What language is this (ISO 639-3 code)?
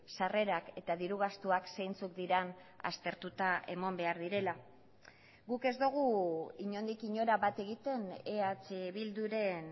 eus